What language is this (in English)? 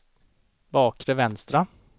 Swedish